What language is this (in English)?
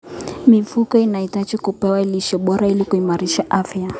Kalenjin